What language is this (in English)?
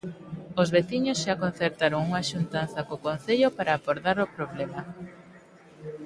Galician